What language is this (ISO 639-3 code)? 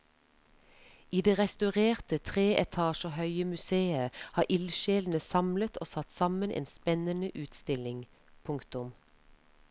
nor